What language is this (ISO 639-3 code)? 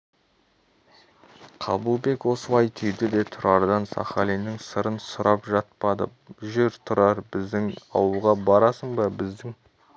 kaz